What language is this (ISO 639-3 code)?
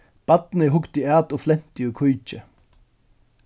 fao